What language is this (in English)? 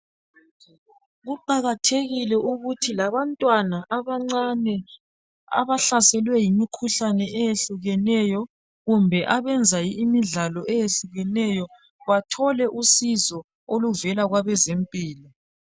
North Ndebele